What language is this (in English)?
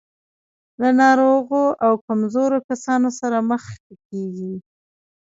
Pashto